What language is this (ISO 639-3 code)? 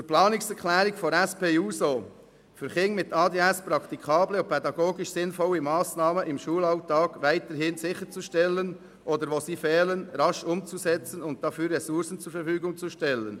gsw